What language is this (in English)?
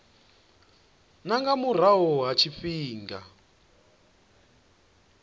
Venda